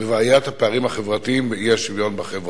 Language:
Hebrew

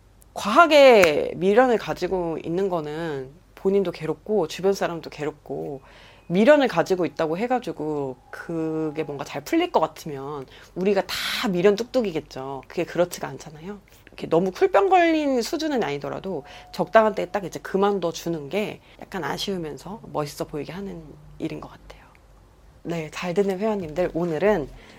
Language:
Korean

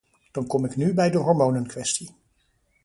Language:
Dutch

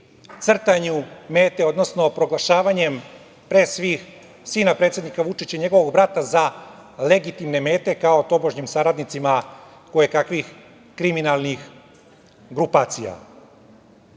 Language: Serbian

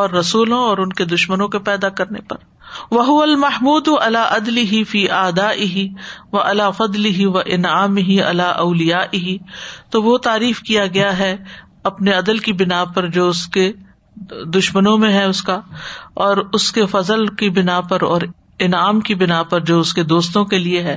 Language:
Urdu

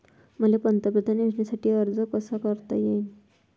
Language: Marathi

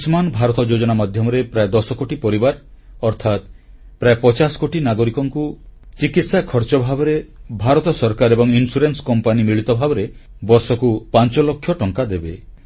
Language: Odia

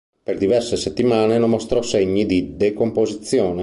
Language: Italian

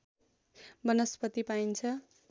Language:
Nepali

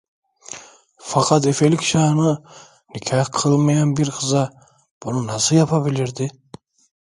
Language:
Turkish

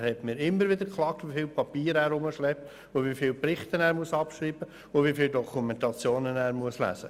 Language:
Swiss German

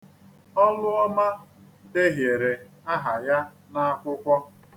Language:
Igbo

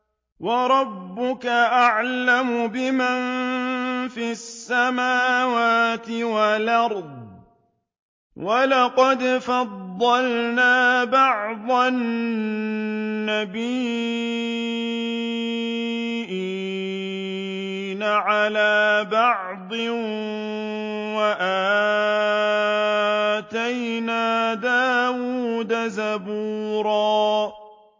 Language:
Arabic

